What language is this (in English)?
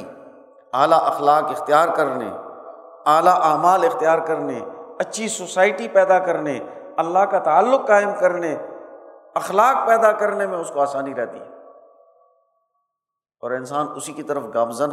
Urdu